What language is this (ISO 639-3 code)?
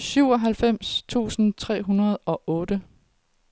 dan